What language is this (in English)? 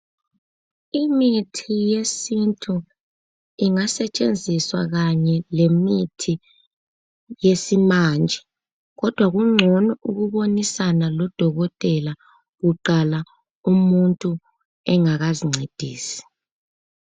North Ndebele